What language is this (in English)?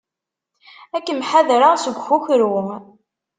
Kabyle